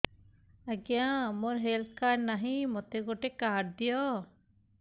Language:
Odia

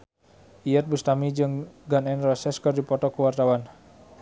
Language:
Sundanese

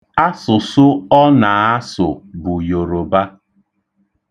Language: Igbo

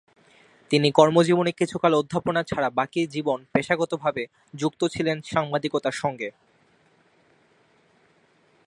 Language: Bangla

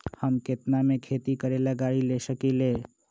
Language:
Magahi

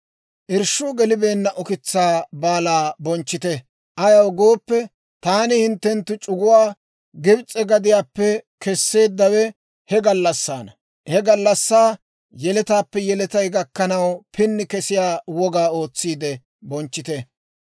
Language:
Dawro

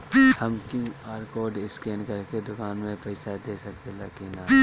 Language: Bhojpuri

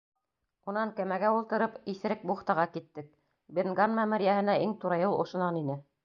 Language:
Bashkir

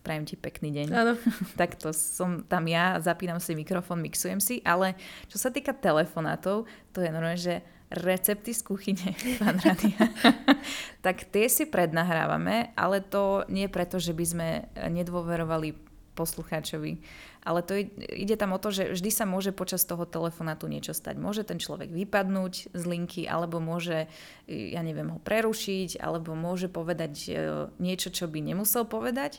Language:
Slovak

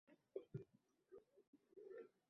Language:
Uzbek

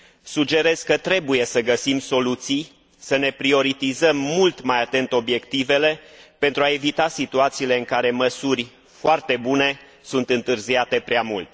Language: Romanian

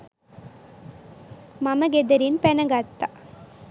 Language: Sinhala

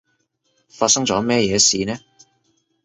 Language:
Cantonese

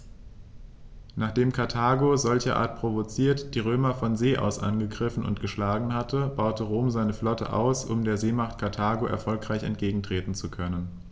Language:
German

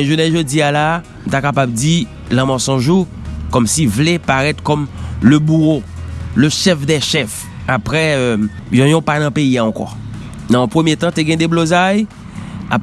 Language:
French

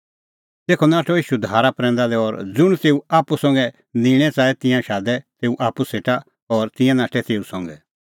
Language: Kullu Pahari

